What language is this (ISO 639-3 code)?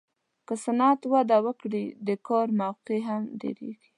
pus